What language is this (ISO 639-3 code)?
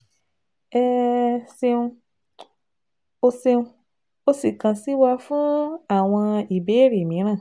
yor